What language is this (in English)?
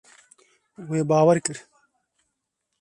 Kurdish